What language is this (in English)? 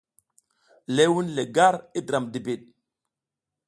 South Giziga